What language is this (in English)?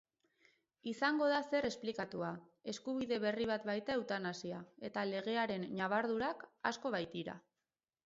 Basque